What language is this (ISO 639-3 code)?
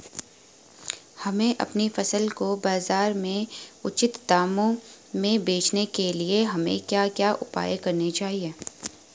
hin